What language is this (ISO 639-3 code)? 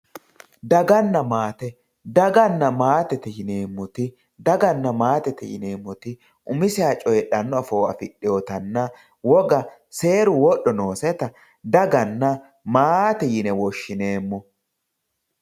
sid